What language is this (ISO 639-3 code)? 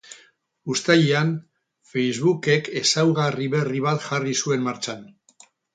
eus